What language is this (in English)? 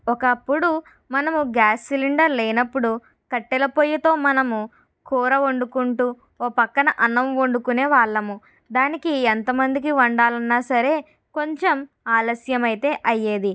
Telugu